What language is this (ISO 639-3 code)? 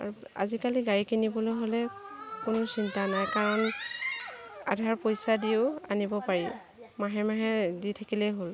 asm